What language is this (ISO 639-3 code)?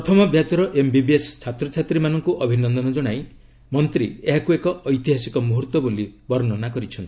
ori